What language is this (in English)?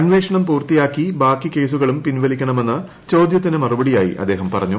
Malayalam